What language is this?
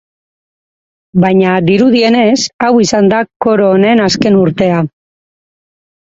Basque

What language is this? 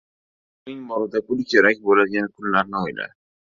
Uzbek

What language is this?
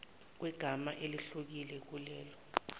Zulu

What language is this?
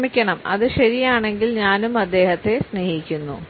Malayalam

